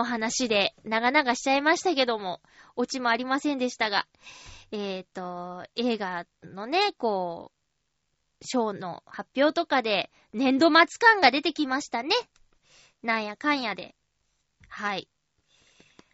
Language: Japanese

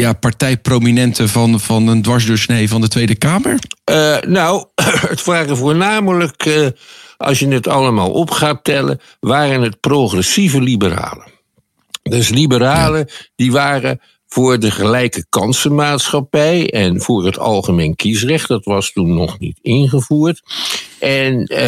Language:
Dutch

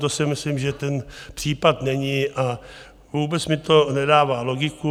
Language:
Czech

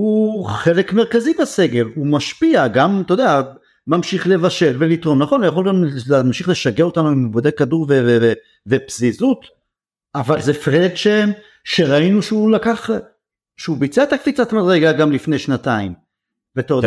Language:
Hebrew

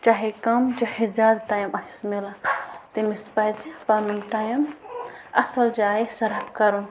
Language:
Kashmiri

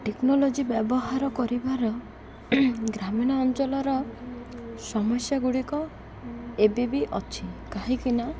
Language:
Odia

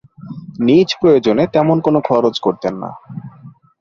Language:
Bangla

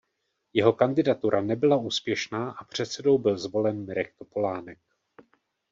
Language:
Czech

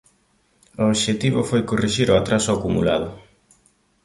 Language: Galician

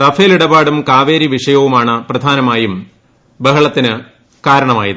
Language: Malayalam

